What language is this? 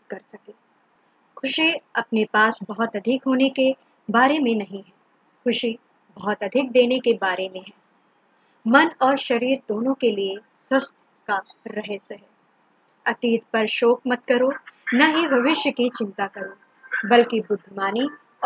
Hindi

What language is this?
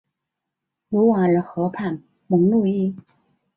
Chinese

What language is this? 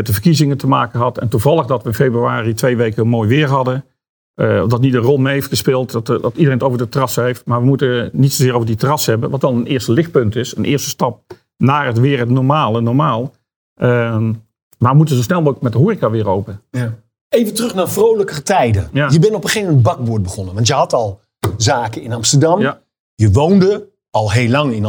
Dutch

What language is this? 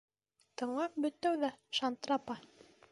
Bashkir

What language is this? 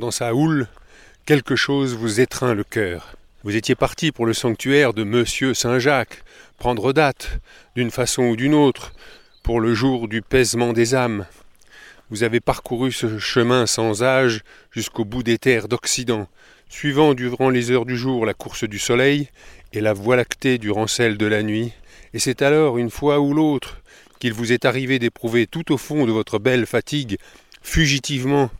French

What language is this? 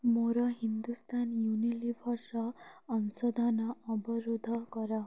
Odia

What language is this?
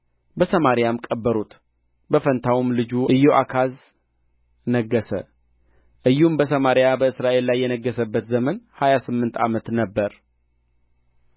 Amharic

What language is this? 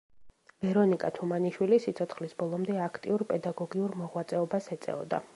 Georgian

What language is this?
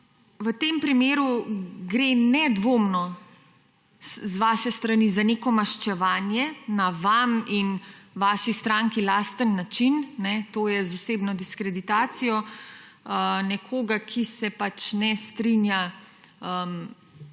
Slovenian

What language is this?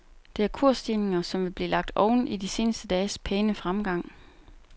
Danish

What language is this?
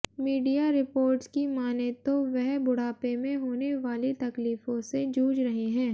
Hindi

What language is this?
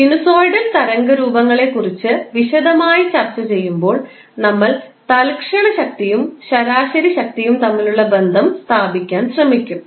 Malayalam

